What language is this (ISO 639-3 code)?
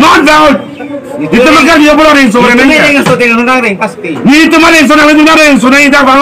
ron